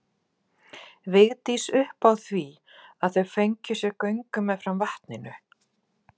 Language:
Icelandic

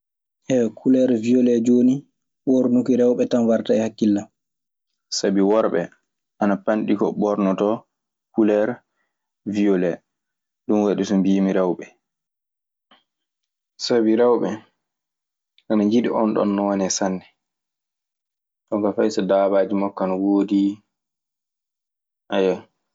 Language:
Maasina Fulfulde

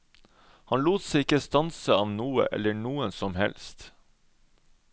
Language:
Norwegian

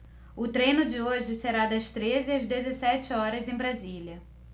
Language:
Portuguese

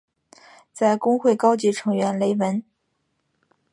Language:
Chinese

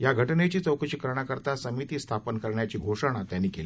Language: Marathi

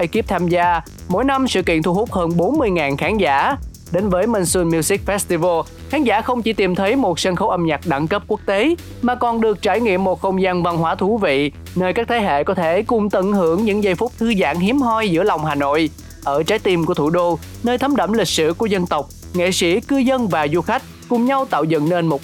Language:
Vietnamese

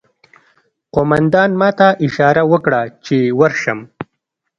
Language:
Pashto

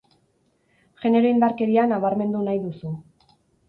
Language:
Basque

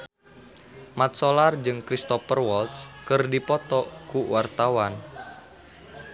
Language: Sundanese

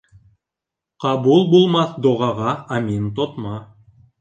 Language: Bashkir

